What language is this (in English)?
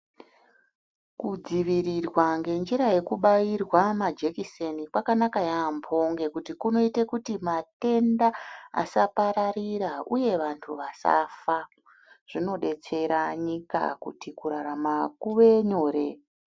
Ndau